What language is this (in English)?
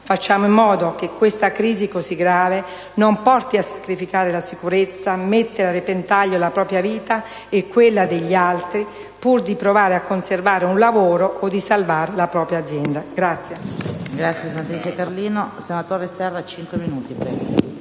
Italian